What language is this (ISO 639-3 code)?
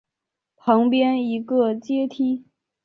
zho